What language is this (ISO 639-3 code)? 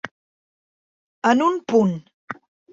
cat